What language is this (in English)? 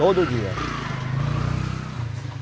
Portuguese